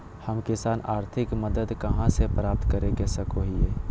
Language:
Magahi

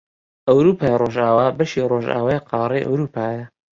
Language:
Central Kurdish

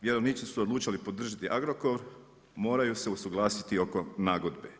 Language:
Croatian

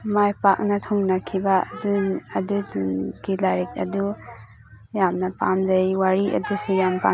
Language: Manipuri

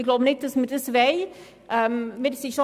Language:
Swiss German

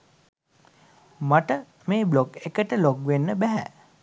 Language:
Sinhala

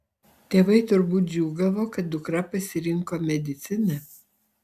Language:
Lithuanian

